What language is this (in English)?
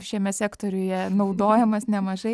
Lithuanian